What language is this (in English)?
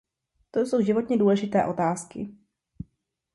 Czech